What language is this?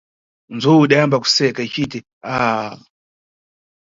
Nyungwe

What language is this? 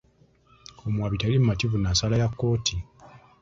Ganda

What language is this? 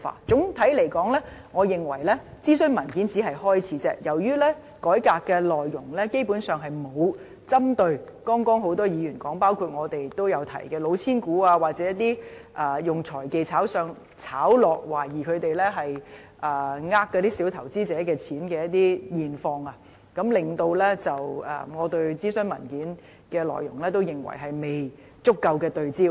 Cantonese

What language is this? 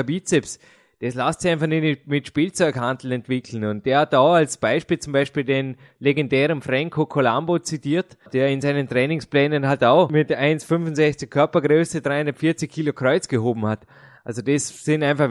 German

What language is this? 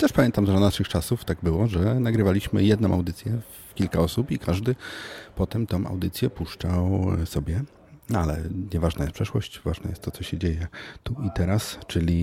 Polish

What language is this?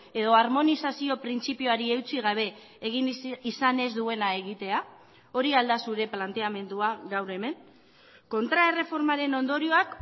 Basque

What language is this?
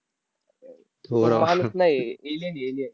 Marathi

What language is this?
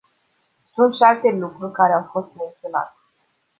Romanian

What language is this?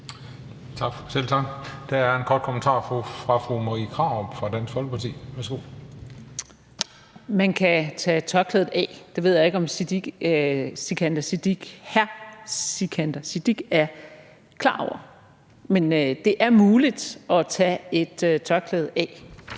Danish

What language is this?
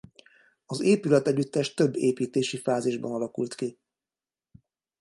Hungarian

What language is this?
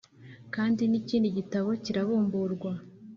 Kinyarwanda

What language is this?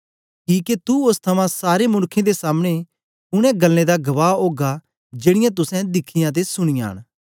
Dogri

